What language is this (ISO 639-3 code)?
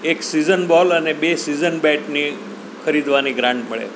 guj